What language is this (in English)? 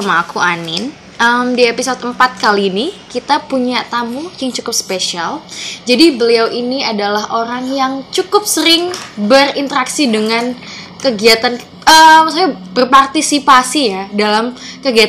Indonesian